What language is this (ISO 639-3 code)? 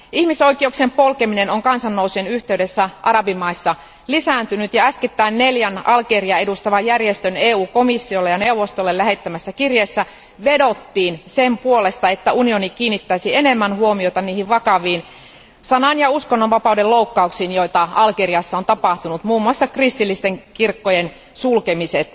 fin